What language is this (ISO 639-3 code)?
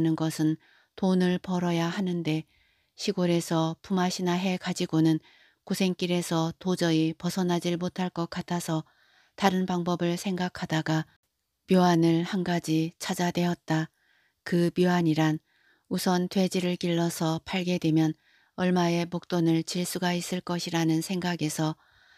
kor